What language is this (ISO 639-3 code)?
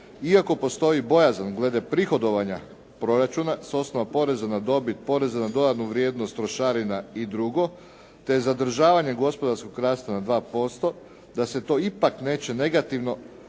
hrv